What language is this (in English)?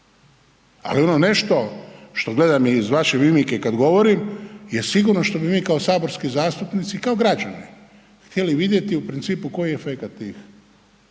Croatian